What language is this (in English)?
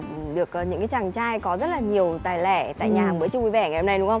Vietnamese